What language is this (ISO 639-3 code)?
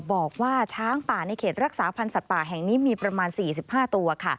tha